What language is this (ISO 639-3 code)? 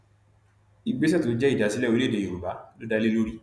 yor